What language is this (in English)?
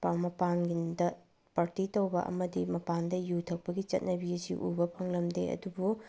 Manipuri